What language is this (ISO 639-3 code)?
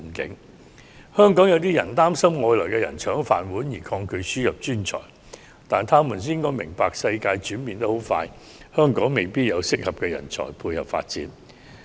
yue